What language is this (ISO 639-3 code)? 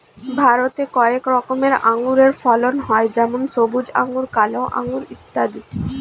ben